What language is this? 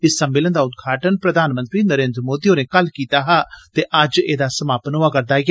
Dogri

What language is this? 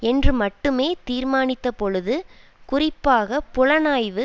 Tamil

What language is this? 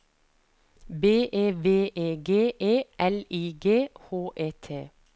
Norwegian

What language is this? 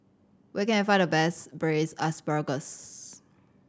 English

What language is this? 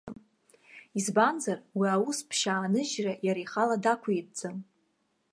Abkhazian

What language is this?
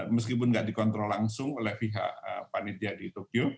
Indonesian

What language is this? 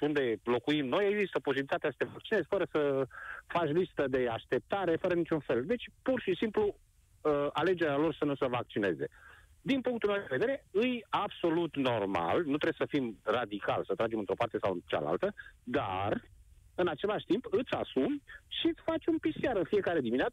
Romanian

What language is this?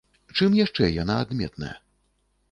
Belarusian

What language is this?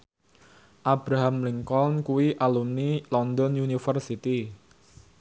Javanese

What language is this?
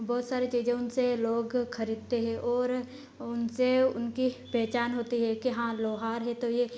Hindi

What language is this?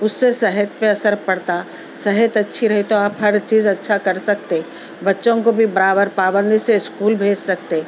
Urdu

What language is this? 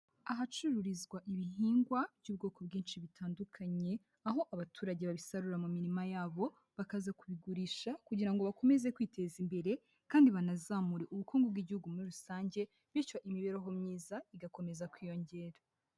Kinyarwanda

